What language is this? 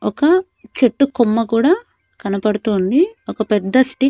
Telugu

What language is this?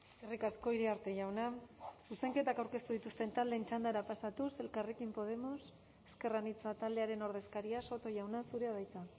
Basque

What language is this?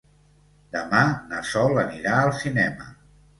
Catalan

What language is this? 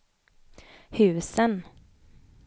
Swedish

